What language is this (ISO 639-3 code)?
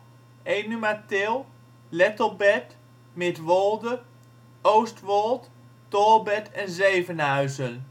nld